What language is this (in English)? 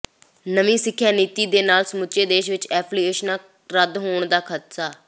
Punjabi